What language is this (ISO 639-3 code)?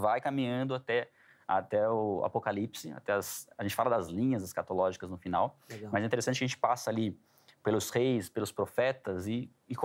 por